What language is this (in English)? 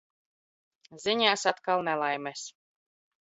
Latvian